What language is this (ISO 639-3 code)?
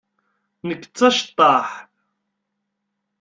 kab